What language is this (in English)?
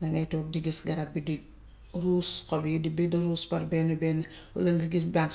Gambian Wolof